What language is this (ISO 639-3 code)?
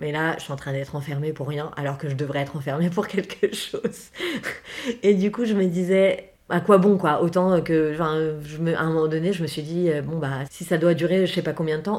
fra